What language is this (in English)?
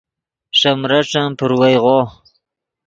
Yidgha